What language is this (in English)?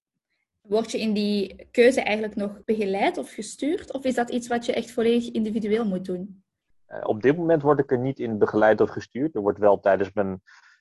Dutch